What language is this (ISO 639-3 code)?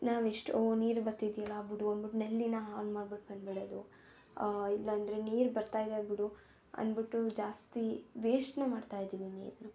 kan